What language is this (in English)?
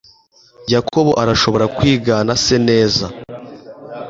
Kinyarwanda